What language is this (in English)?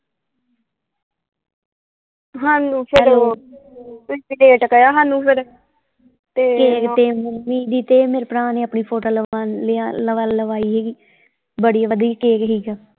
Punjabi